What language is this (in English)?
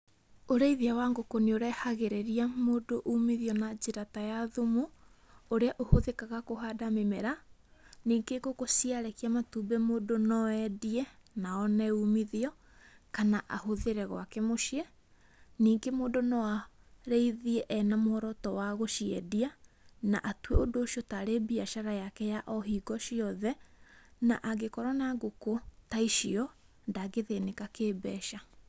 Kikuyu